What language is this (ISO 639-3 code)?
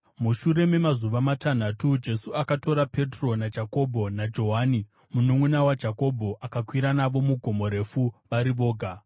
sna